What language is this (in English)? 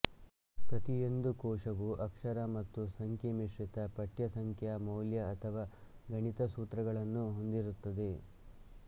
Kannada